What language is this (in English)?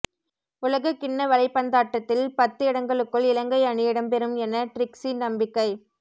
Tamil